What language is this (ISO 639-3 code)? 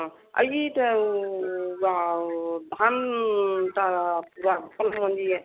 ori